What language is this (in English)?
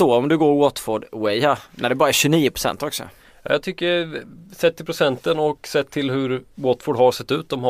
Swedish